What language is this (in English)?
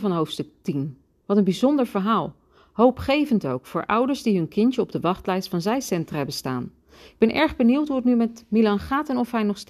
Dutch